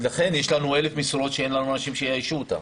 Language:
Hebrew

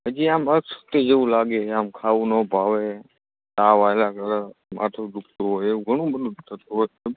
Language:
Gujarati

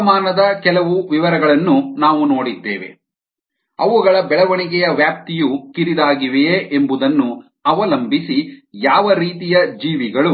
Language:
Kannada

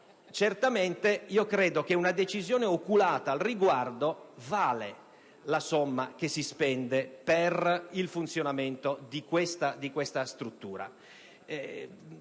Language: Italian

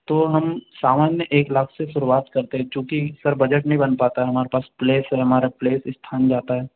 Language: Hindi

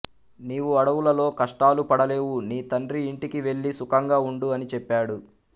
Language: Telugu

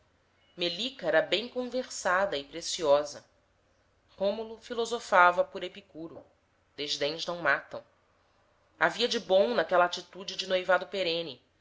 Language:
Portuguese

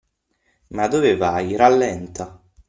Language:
Italian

